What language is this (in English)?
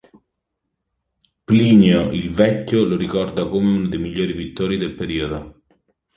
Italian